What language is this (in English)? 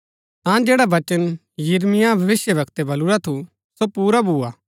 Gaddi